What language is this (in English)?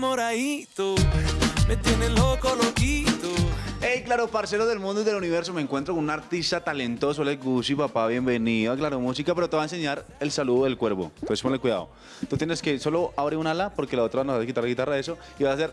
Spanish